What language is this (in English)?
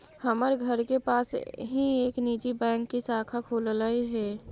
Magahi